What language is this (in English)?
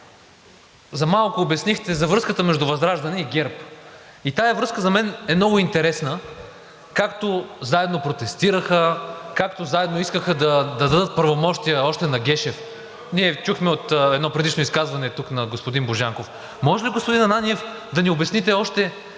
Bulgarian